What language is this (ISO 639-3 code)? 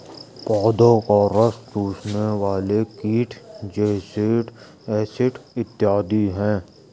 hin